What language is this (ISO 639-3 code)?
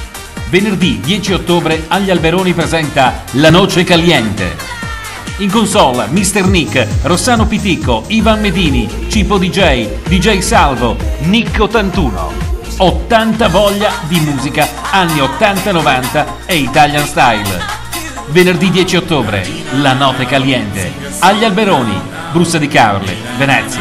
ita